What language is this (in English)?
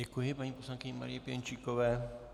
Czech